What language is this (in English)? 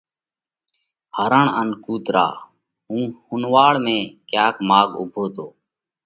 Parkari Koli